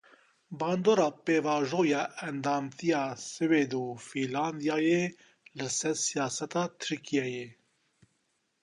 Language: Kurdish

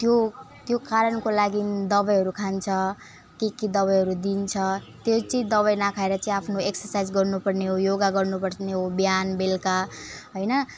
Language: Nepali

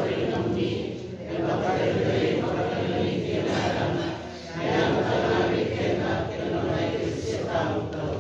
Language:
Indonesian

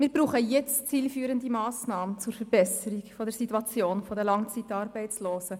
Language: Swiss German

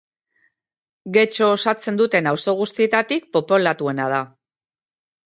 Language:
Basque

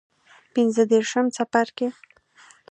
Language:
Pashto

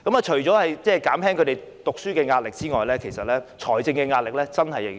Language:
Cantonese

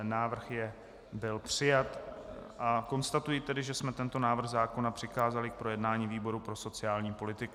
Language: Czech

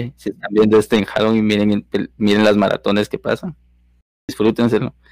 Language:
Spanish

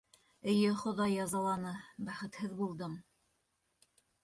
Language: Bashkir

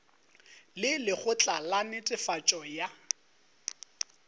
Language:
Northern Sotho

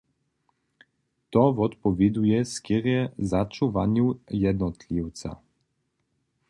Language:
Upper Sorbian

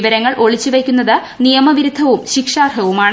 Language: Malayalam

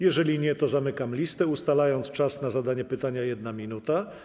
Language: Polish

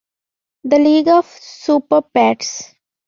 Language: Bangla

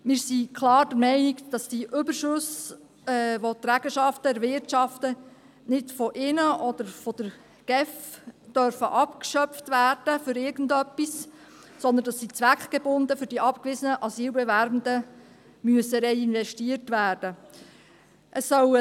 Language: Swiss German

